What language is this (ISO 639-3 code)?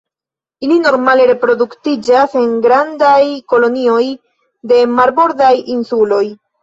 epo